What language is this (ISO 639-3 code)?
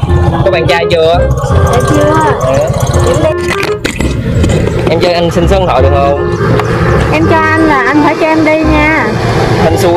vie